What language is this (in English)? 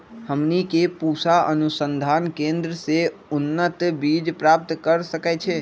Magahi